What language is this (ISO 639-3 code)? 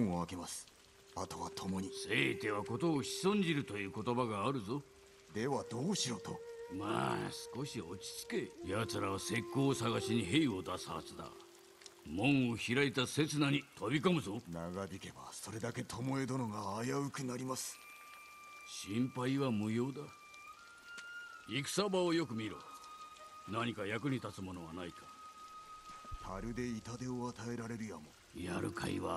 jpn